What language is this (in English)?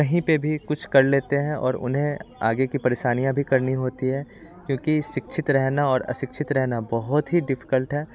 Hindi